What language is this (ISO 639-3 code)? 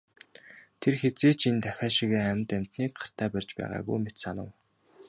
mon